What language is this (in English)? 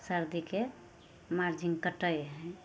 Maithili